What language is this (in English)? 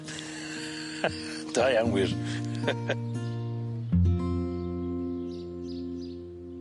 Welsh